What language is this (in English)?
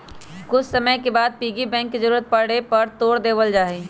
Magahi